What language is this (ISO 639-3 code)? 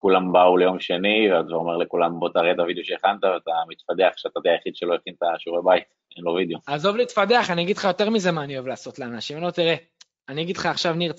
heb